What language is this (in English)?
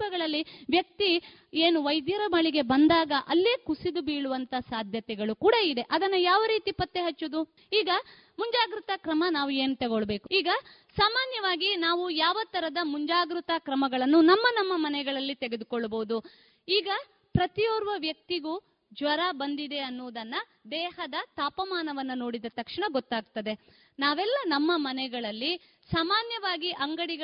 Kannada